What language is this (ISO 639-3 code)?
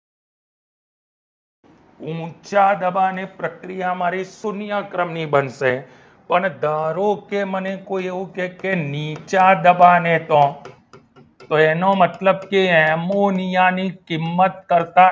guj